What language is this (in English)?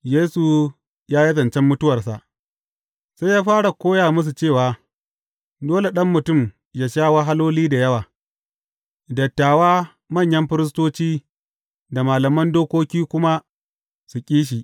Hausa